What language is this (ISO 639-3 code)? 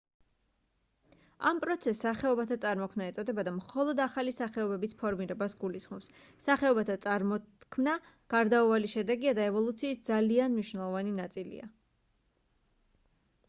kat